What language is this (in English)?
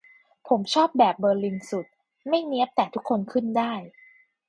Thai